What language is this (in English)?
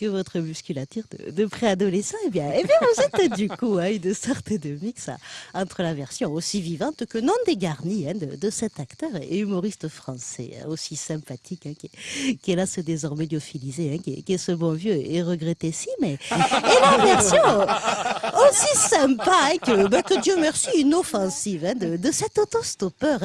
French